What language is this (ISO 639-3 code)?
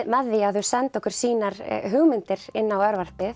isl